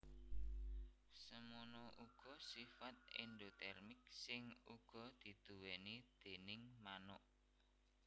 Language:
Javanese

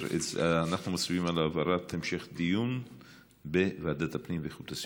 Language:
Hebrew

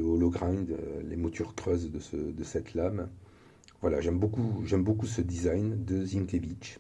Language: French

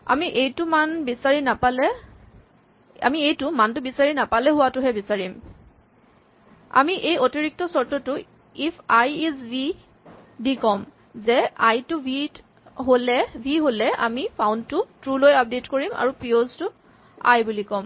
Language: Assamese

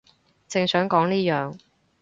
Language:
Cantonese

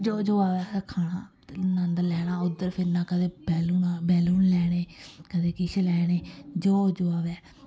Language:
Dogri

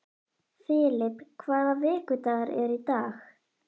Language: Icelandic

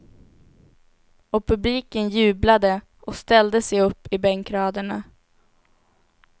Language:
Swedish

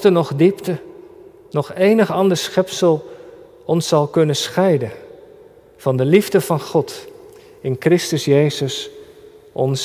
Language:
Dutch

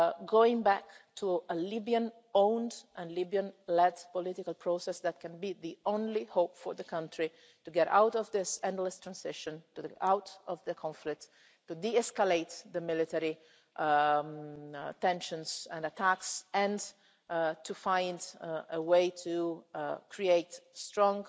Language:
English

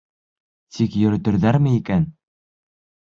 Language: Bashkir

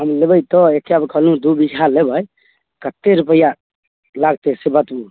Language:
Maithili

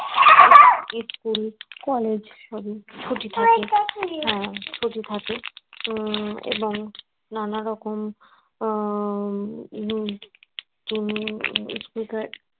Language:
Bangla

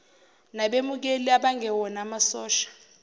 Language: Zulu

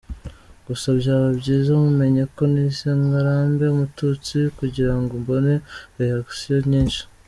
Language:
Kinyarwanda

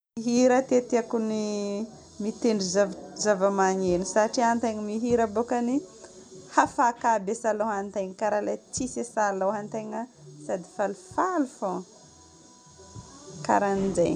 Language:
Northern Betsimisaraka Malagasy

